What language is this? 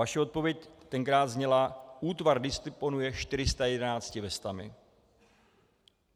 Czech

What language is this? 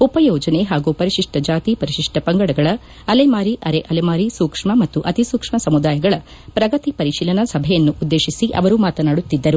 Kannada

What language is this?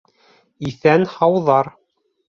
Bashkir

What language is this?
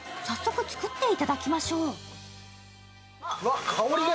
Japanese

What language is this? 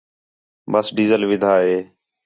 Khetrani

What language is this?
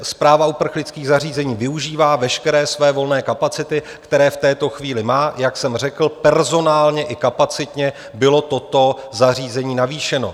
Czech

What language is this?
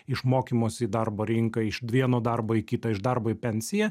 Lithuanian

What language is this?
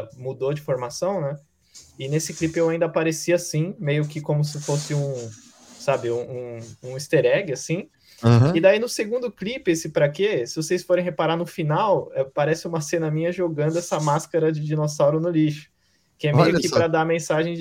Portuguese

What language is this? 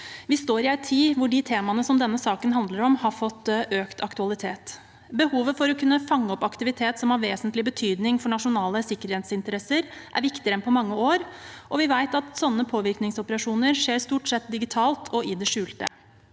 Norwegian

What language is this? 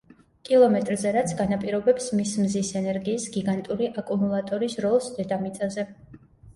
Georgian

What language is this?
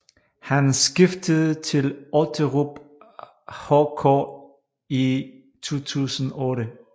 Danish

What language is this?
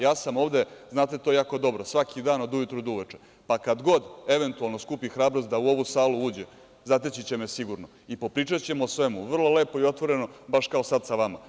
Serbian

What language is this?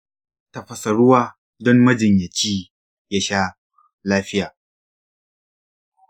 Hausa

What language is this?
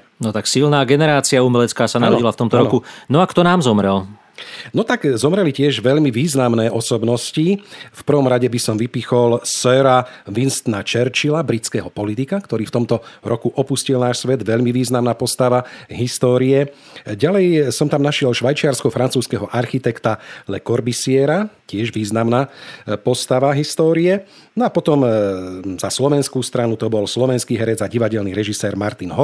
Slovak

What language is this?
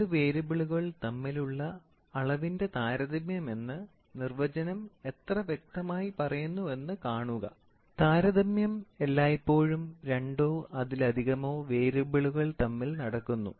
Malayalam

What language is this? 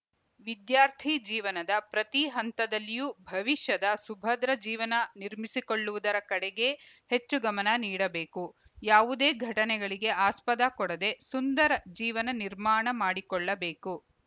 Kannada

